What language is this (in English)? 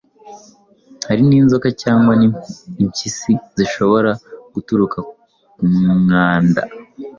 Kinyarwanda